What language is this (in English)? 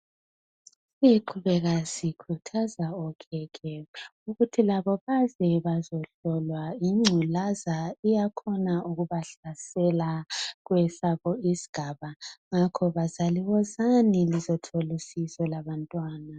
North Ndebele